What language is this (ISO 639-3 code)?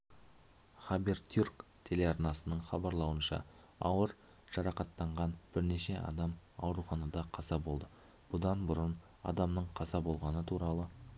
kaz